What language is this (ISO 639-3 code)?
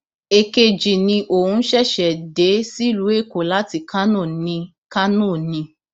yor